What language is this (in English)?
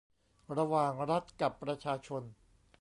Thai